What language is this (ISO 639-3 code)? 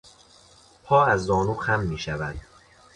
fas